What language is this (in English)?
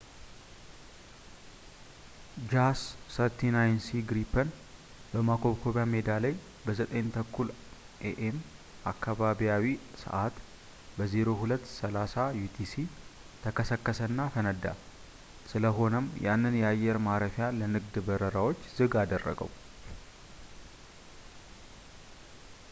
Amharic